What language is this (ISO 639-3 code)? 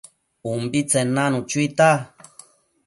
mcf